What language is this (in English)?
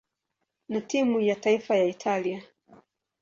Swahili